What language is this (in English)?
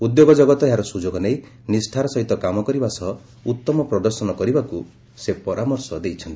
Odia